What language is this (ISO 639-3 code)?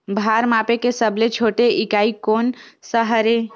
hne